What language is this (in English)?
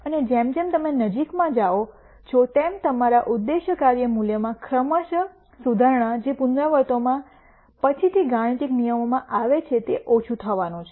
Gujarati